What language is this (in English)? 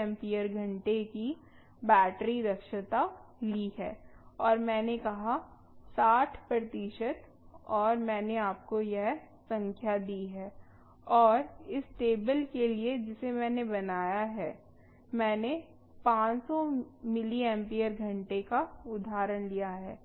Hindi